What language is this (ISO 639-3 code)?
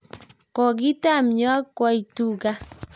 kln